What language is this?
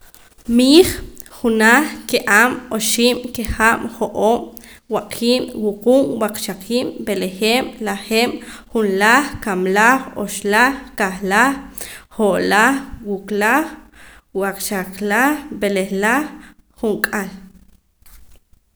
Poqomam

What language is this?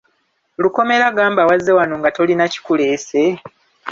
Ganda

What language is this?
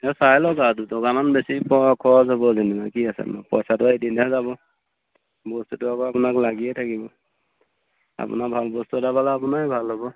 Assamese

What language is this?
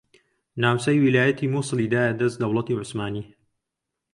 Central Kurdish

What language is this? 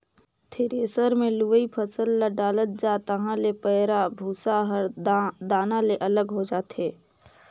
Chhattisgarhi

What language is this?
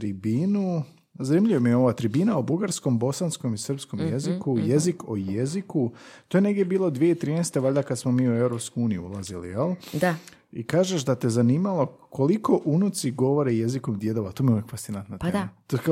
Croatian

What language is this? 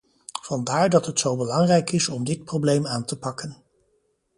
Dutch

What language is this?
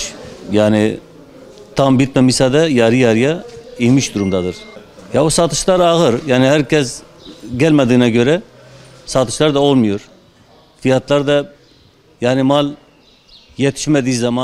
Turkish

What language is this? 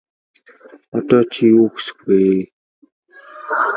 Mongolian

